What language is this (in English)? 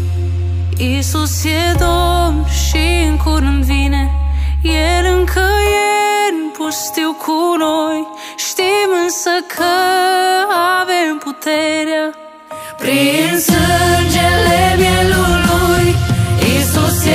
Romanian